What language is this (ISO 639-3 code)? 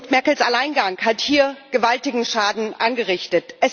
deu